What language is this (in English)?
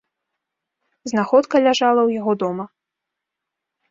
Belarusian